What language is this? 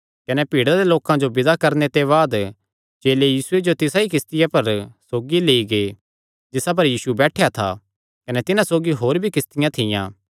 Kangri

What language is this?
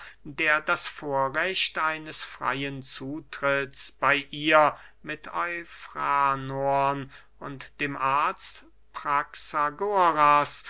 German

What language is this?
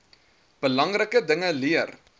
Afrikaans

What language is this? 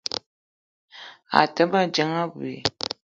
Eton (Cameroon)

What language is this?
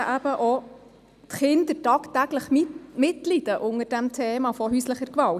Swiss German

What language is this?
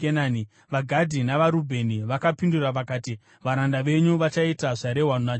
Shona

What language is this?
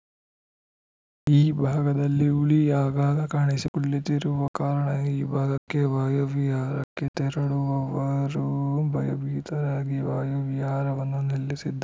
Kannada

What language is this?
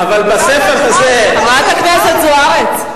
Hebrew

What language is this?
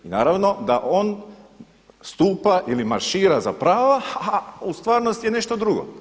Croatian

